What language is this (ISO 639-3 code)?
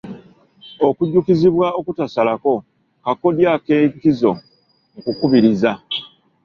lug